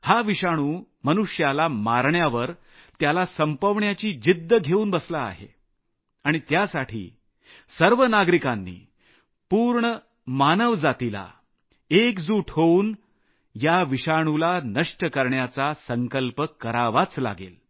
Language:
Marathi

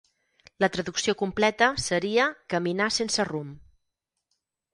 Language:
Catalan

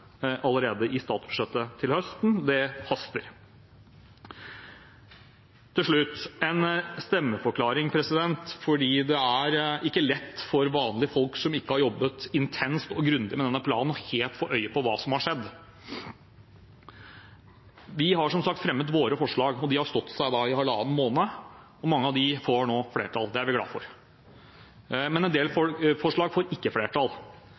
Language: Norwegian Bokmål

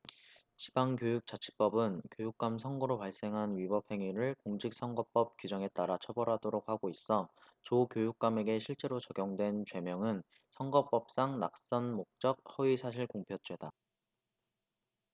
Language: Korean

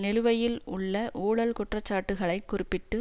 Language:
Tamil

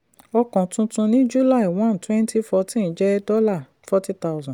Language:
Yoruba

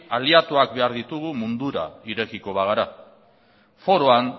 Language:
Basque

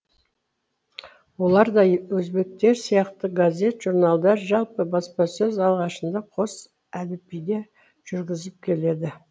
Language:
Kazakh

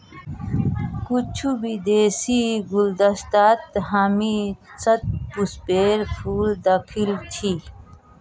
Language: Magahi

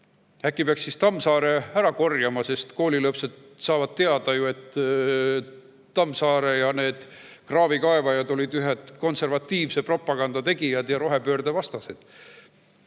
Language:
Estonian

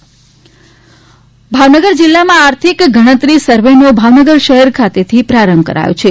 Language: Gujarati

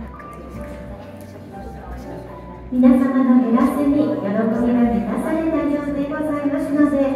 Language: Japanese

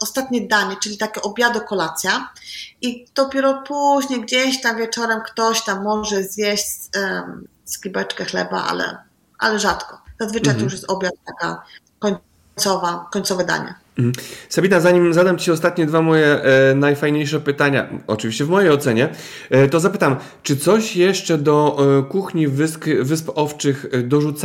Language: Polish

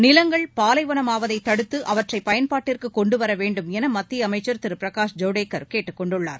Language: Tamil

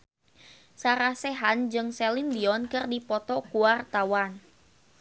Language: Sundanese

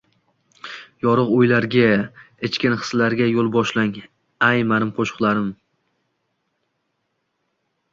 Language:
Uzbek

